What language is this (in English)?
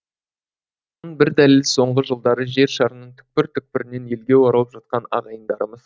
Kazakh